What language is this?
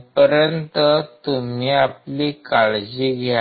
Marathi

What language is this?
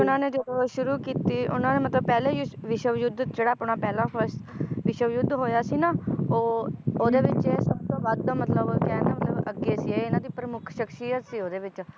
Punjabi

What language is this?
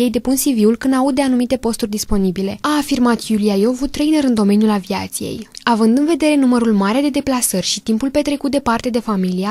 Romanian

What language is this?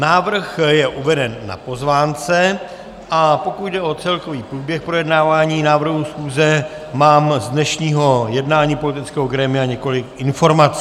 Czech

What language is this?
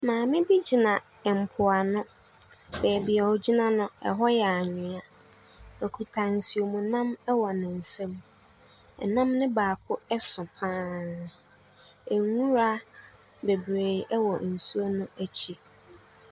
Akan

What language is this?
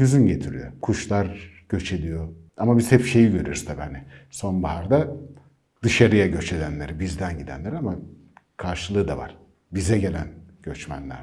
Turkish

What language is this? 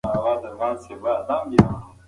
Pashto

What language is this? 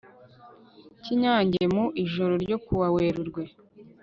Kinyarwanda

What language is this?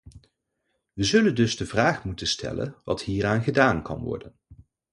Dutch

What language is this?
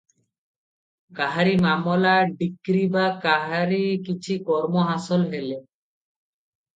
Odia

